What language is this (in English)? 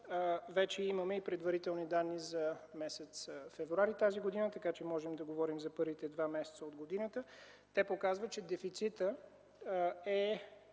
Bulgarian